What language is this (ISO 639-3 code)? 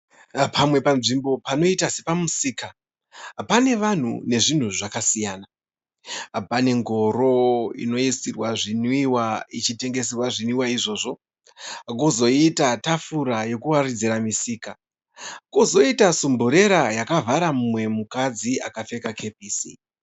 sna